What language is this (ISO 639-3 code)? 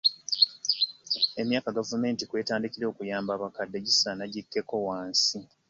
lug